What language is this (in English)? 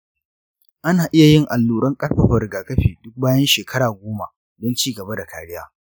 Hausa